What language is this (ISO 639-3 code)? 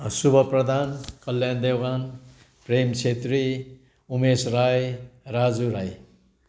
nep